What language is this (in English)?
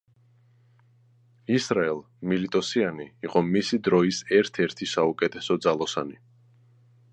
Georgian